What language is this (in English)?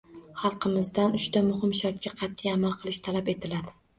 Uzbek